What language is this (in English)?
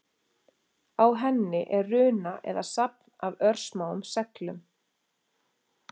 Icelandic